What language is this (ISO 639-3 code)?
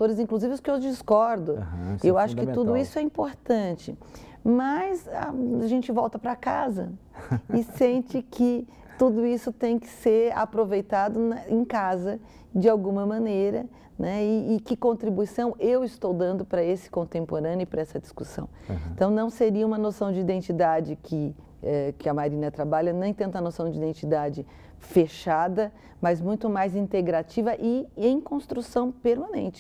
por